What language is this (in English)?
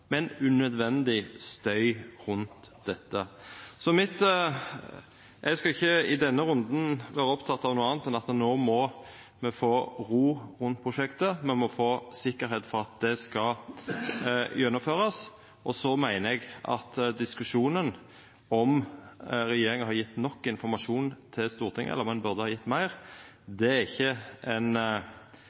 Norwegian Nynorsk